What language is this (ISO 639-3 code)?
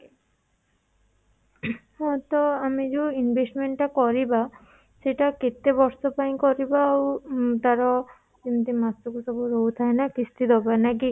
ori